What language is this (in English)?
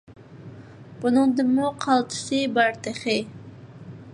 Uyghur